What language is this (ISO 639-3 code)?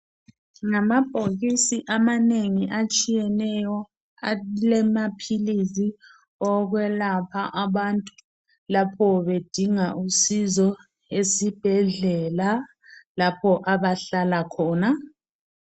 nde